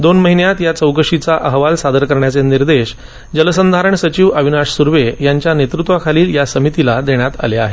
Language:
Marathi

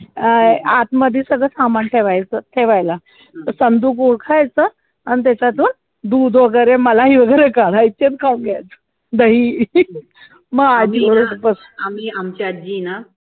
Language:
Marathi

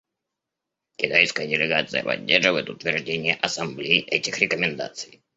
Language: Russian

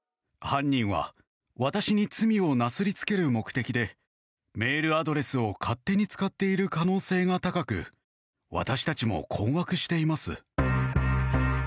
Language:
Japanese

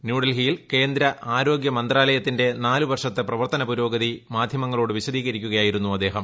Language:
Malayalam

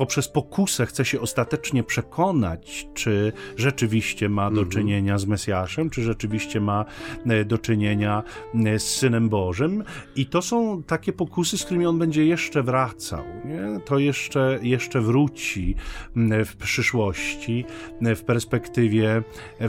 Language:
Polish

